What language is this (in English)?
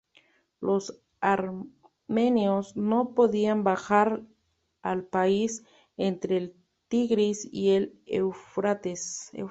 Spanish